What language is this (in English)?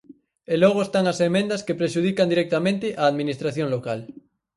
Galician